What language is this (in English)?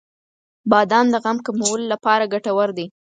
Pashto